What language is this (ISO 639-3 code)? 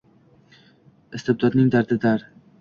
uzb